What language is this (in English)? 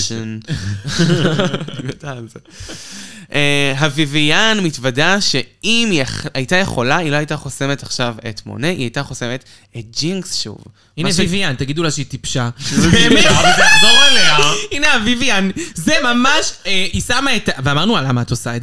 Hebrew